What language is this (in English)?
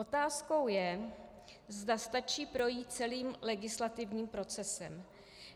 Czech